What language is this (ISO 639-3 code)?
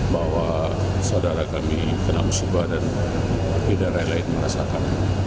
ind